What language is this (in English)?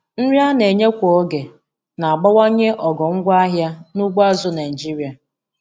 Igbo